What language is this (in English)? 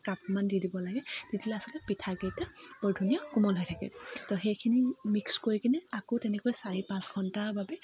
Assamese